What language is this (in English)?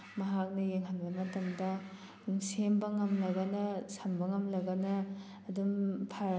Manipuri